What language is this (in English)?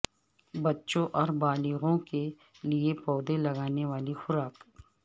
Urdu